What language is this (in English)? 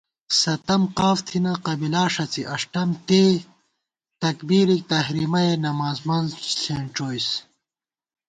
Gawar-Bati